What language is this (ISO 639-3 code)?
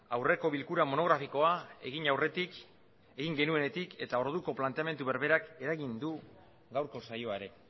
eus